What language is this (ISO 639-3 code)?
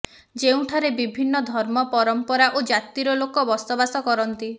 ori